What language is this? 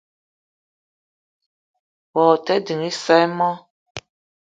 Eton (Cameroon)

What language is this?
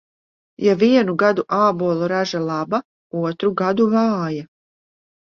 Latvian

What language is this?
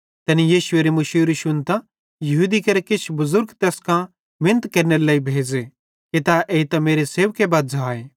Bhadrawahi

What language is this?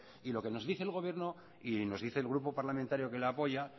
Spanish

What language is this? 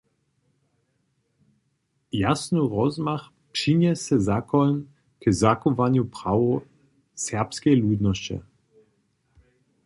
Upper Sorbian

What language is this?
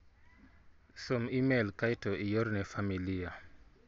Luo (Kenya and Tanzania)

